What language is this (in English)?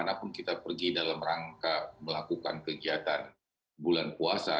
Indonesian